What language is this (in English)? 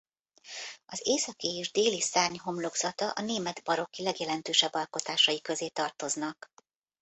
Hungarian